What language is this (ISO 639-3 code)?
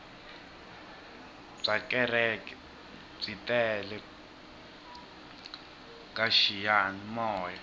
tso